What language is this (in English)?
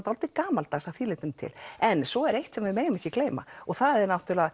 Icelandic